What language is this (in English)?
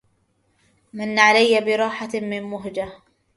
Arabic